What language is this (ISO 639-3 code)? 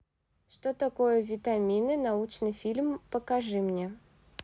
rus